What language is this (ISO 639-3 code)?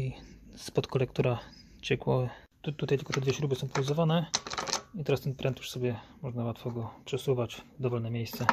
pol